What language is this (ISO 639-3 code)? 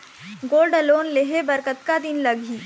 hne